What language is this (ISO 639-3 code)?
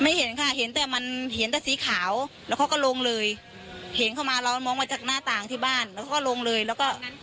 tha